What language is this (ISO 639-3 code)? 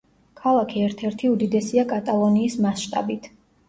kat